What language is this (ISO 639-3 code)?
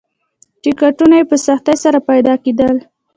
pus